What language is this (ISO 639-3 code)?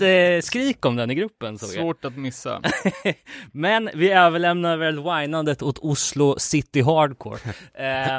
swe